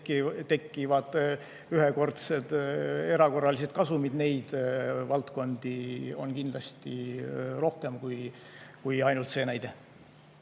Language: Estonian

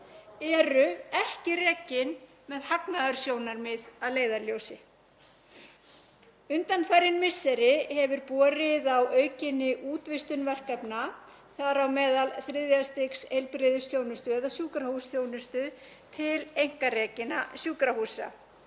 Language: Icelandic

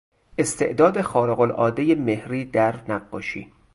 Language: Persian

